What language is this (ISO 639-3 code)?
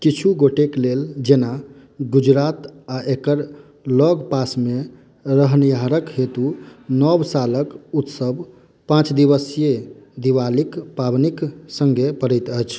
mai